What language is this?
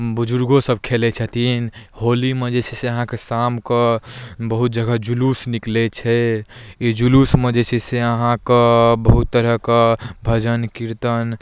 Maithili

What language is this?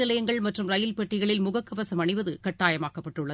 Tamil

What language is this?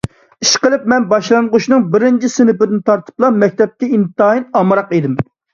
Uyghur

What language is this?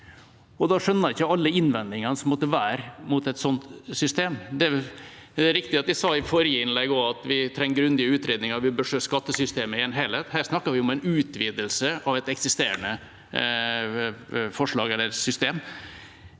Norwegian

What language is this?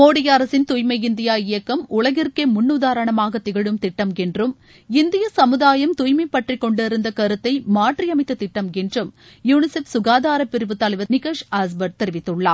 Tamil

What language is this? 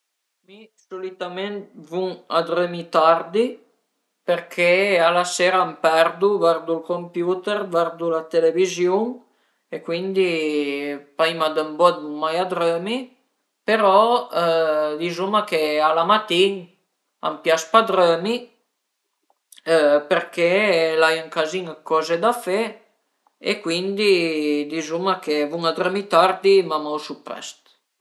Piedmontese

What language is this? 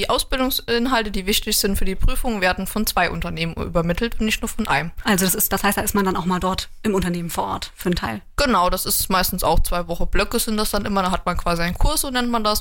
German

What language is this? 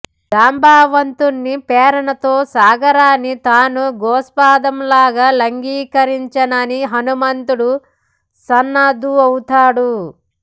Telugu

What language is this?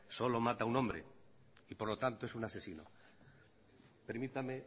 Spanish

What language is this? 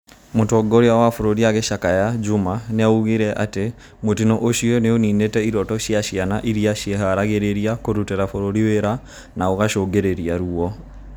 Kikuyu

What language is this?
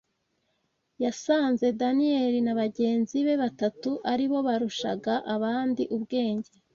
Kinyarwanda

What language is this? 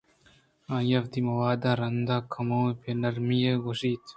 Eastern Balochi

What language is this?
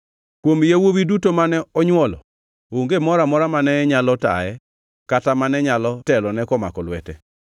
Luo (Kenya and Tanzania)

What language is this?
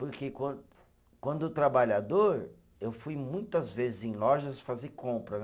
Portuguese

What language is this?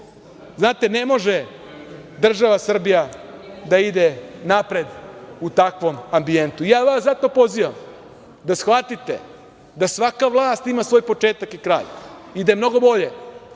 Serbian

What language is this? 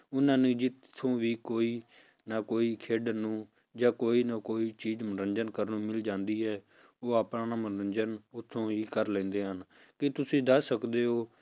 Punjabi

